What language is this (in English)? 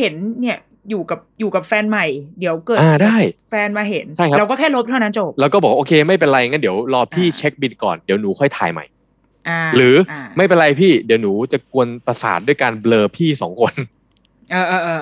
Thai